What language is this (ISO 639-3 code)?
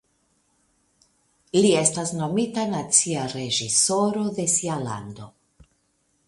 epo